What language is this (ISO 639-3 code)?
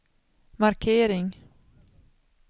swe